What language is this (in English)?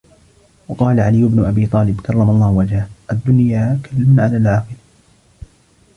Arabic